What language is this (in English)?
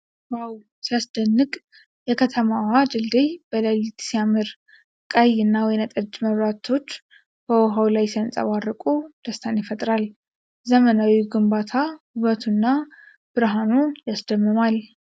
Amharic